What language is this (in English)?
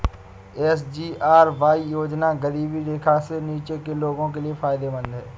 Hindi